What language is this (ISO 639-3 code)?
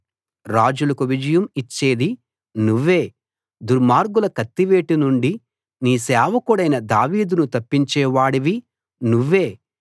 tel